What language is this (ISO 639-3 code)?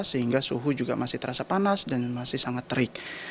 ind